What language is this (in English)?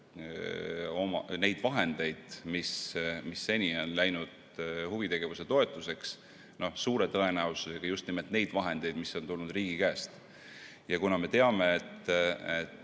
Estonian